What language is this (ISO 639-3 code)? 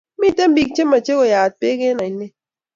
kln